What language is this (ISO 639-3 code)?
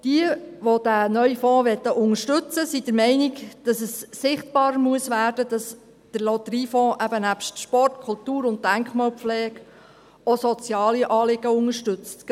gsw